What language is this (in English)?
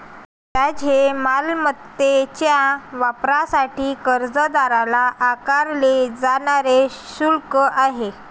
Marathi